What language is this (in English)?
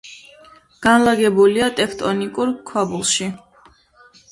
Georgian